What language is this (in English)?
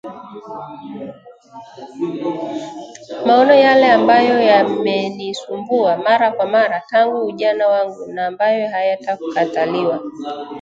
Swahili